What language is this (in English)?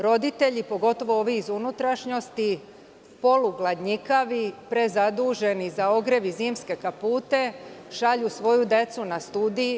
Serbian